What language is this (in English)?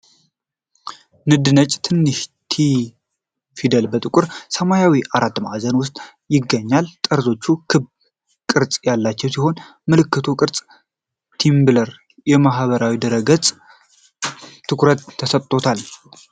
Amharic